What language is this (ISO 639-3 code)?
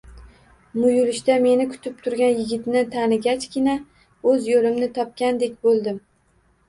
uzb